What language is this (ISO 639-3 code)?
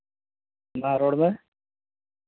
sat